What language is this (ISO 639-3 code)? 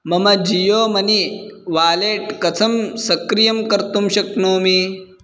san